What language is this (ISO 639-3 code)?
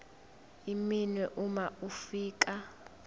zul